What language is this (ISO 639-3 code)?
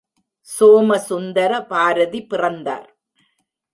tam